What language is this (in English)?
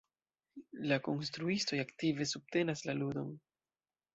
Esperanto